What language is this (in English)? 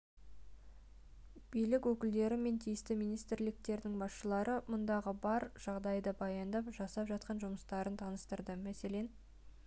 Kazakh